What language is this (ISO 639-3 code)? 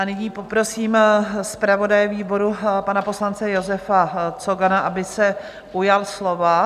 ces